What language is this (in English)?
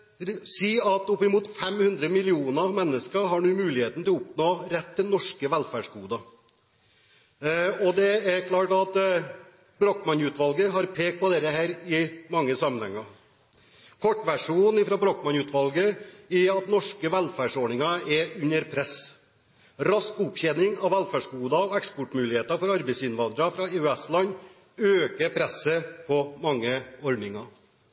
Norwegian Bokmål